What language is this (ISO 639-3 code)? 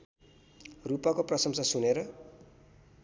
nep